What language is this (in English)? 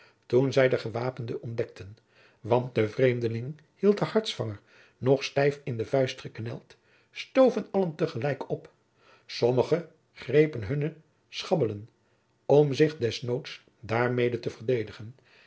Dutch